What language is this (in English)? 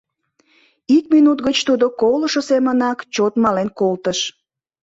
Mari